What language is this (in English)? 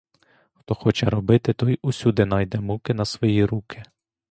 Ukrainian